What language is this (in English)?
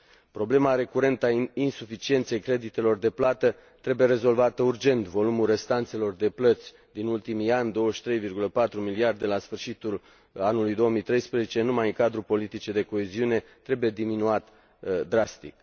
Romanian